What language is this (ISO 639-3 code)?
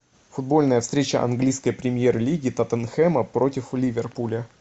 rus